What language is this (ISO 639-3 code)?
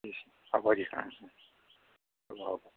asm